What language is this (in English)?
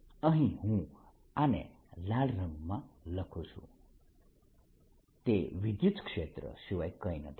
Gujarati